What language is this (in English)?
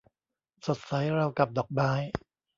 Thai